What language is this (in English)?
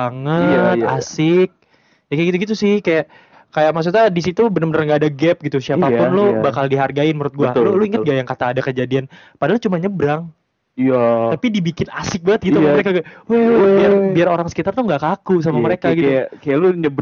Indonesian